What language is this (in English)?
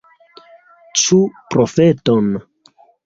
Esperanto